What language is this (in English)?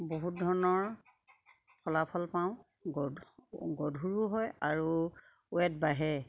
Assamese